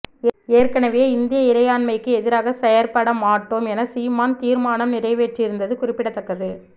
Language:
Tamil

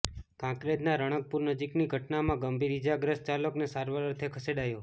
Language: Gujarati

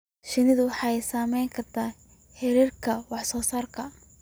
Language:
Somali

